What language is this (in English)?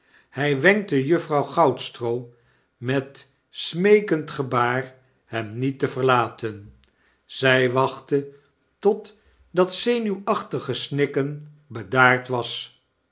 Dutch